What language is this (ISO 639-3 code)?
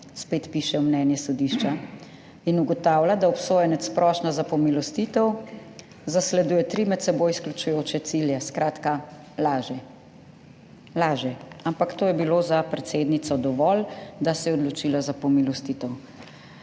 slv